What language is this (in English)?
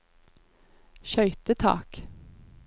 Norwegian